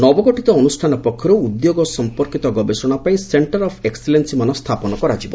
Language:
Odia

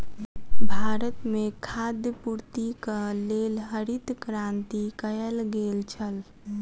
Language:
Maithili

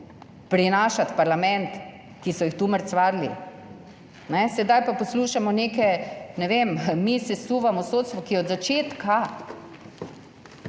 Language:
Slovenian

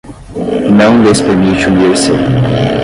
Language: Portuguese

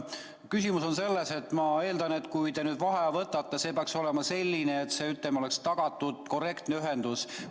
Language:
Estonian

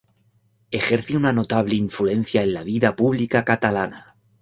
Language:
Spanish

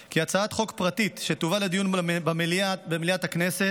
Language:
Hebrew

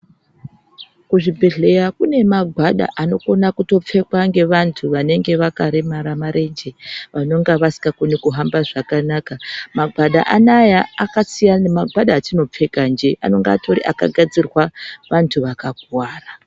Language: Ndau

